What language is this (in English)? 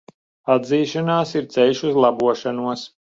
Latvian